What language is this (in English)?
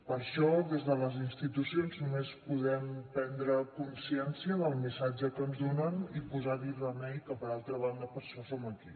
Catalan